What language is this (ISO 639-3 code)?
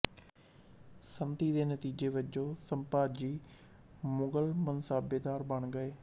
pan